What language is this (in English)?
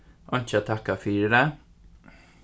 Faroese